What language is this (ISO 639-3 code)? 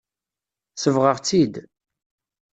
kab